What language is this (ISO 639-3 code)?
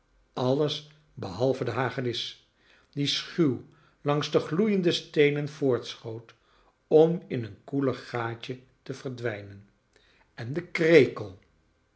nld